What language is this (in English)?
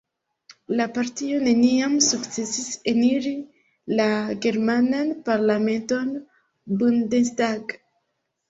Esperanto